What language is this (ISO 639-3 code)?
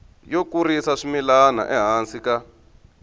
tso